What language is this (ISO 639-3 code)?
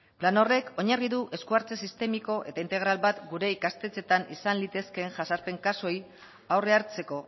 eus